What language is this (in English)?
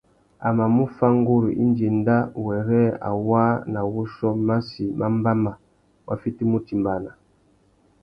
Tuki